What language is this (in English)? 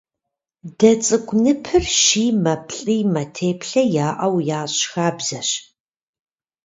Kabardian